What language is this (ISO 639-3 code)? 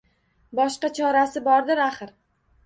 uzb